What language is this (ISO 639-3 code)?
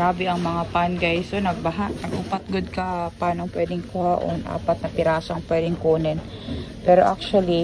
fil